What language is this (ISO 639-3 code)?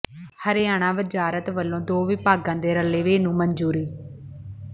pan